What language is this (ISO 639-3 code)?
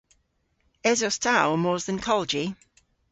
cor